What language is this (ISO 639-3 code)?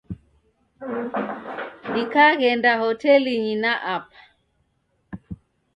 dav